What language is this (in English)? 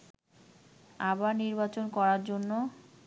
Bangla